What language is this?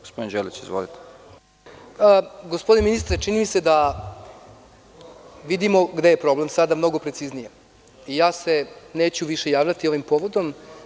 Serbian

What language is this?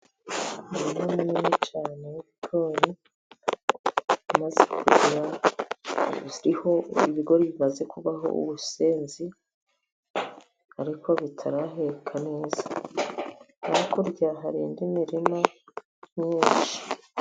Kinyarwanda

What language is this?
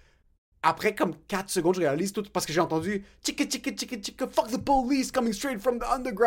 French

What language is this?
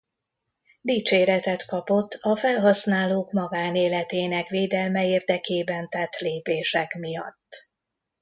Hungarian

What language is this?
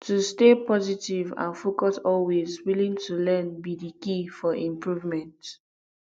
Nigerian Pidgin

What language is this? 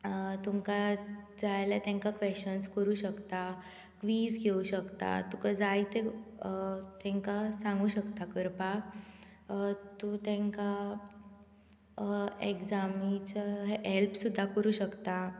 Konkani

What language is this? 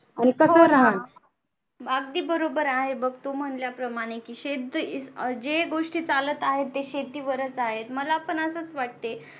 Marathi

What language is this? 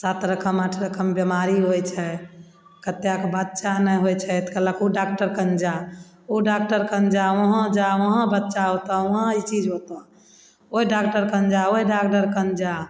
Maithili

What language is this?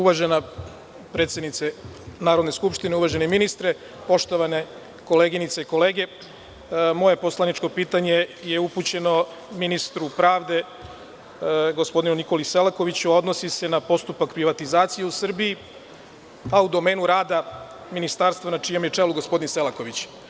Serbian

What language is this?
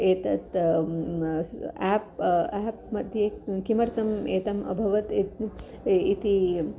Sanskrit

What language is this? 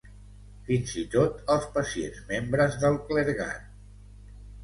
Catalan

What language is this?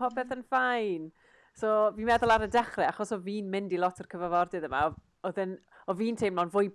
Welsh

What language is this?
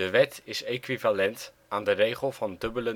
Dutch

